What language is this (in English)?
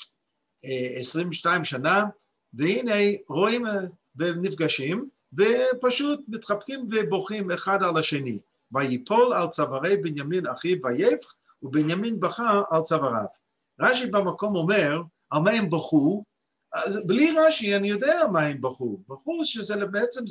Hebrew